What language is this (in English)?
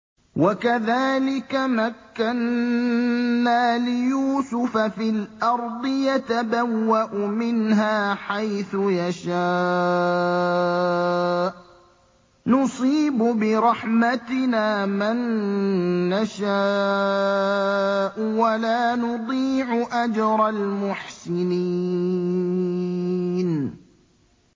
Arabic